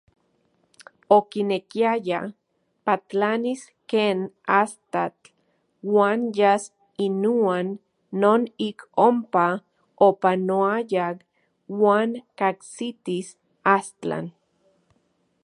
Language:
Central Puebla Nahuatl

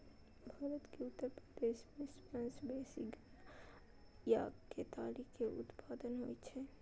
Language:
Maithili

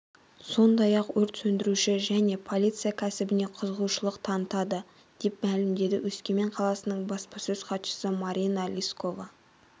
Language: Kazakh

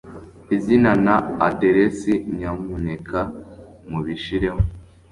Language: Kinyarwanda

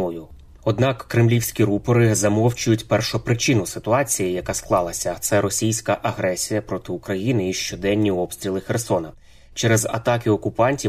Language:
Ukrainian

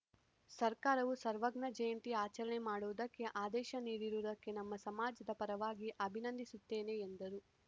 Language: Kannada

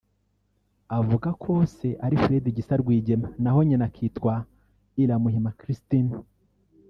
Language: Kinyarwanda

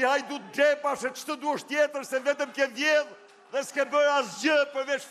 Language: Romanian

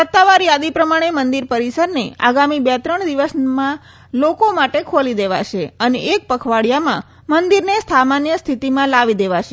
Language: Gujarati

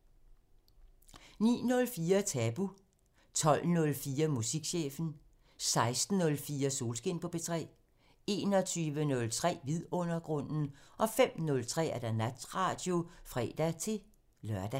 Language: Danish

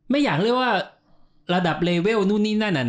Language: Thai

